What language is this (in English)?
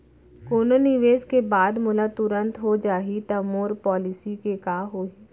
Chhattisgarhi